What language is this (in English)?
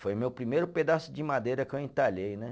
Portuguese